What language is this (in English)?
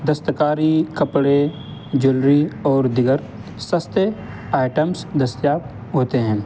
Urdu